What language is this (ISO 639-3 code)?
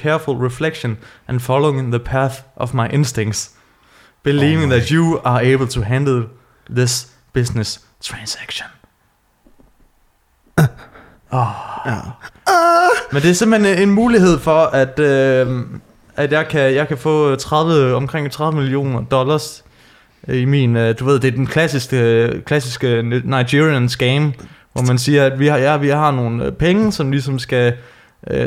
dan